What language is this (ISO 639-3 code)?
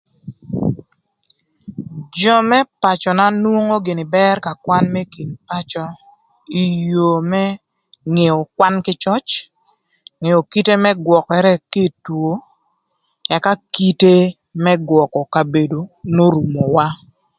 lth